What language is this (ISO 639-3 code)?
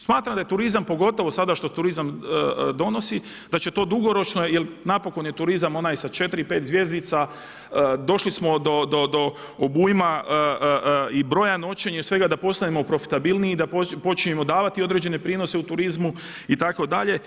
hrv